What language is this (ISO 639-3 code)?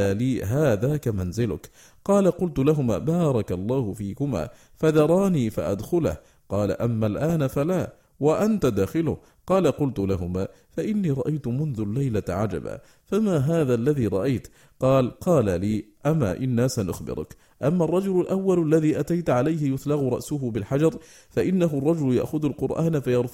ara